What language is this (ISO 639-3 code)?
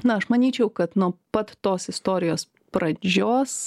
lit